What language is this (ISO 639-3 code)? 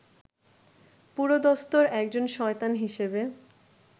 ben